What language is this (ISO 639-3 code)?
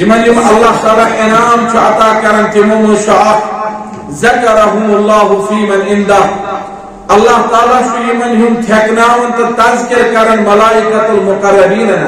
tur